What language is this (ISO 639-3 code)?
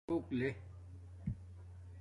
dmk